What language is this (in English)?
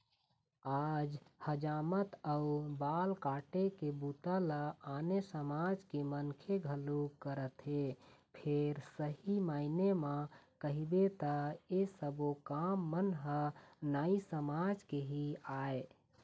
Chhattisgarhi